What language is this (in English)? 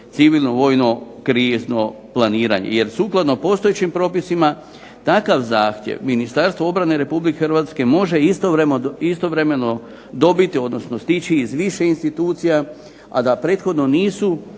Croatian